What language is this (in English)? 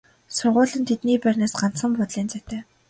Mongolian